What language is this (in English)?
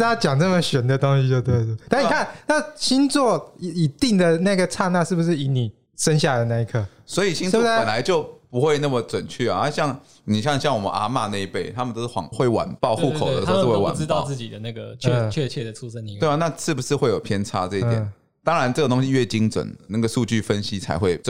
Chinese